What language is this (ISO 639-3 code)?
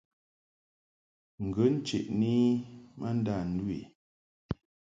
mhk